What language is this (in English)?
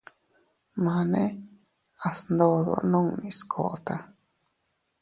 Teutila Cuicatec